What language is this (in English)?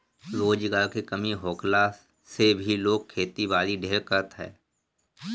Bhojpuri